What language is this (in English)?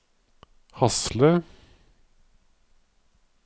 Norwegian